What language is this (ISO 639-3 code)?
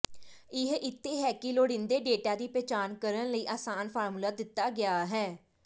pan